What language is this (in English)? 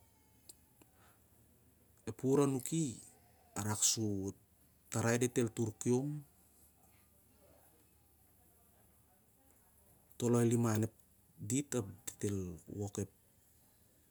Siar-Lak